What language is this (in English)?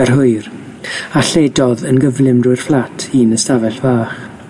Welsh